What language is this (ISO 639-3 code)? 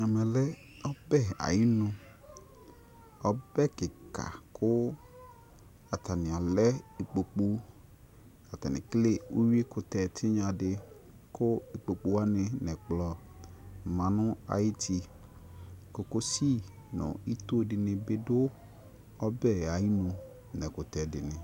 kpo